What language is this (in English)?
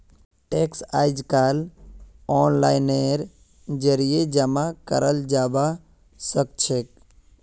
Magahi